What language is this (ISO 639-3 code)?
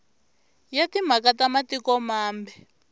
tso